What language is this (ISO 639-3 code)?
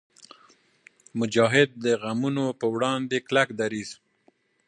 pus